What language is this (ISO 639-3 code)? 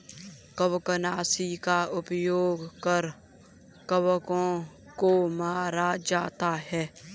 hin